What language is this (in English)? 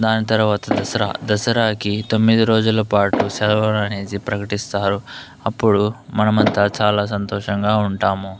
Telugu